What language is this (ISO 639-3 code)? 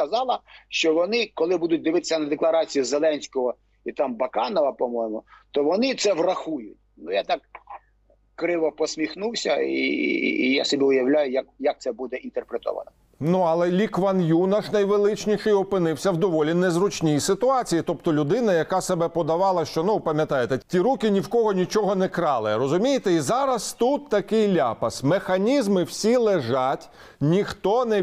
ukr